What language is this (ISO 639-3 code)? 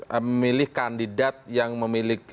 ind